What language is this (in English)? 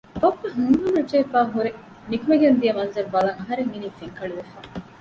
Divehi